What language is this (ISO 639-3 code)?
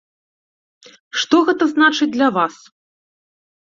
bel